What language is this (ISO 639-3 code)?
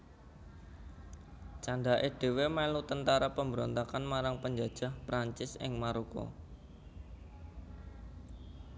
jav